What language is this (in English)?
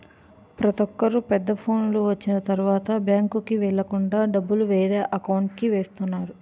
Telugu